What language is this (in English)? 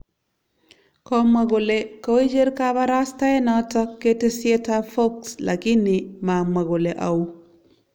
Kalenjin